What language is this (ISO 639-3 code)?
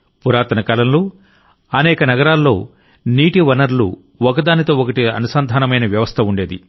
tel